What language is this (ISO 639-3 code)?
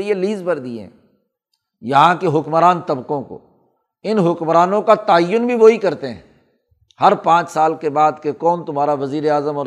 urd